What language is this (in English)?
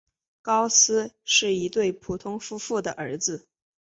Chinese